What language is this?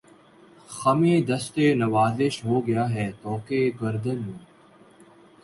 Urdu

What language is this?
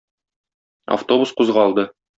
Tatar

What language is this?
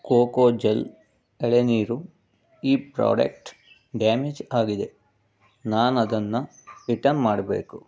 Kannada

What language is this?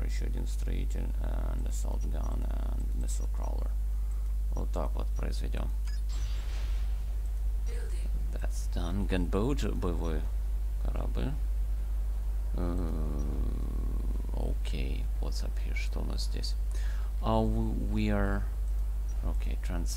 Russian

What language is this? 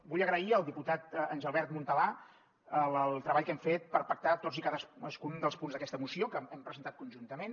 Catalan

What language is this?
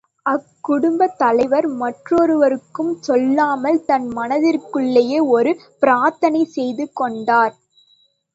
Tamil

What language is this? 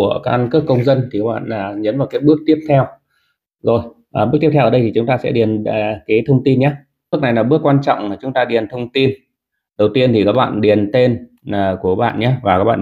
Vietnamese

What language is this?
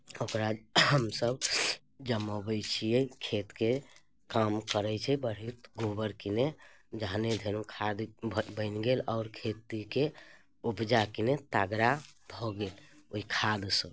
Maithili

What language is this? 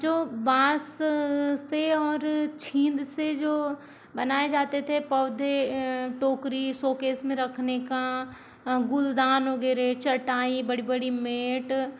Hindi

